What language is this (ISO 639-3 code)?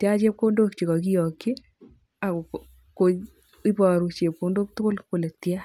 kln